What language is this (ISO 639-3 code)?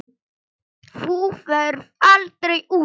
isl